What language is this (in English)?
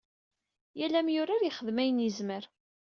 Kabyle